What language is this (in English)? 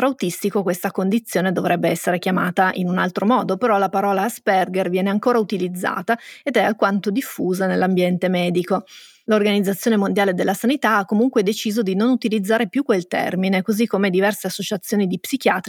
Italian